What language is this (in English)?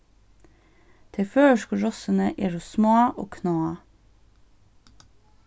Faroese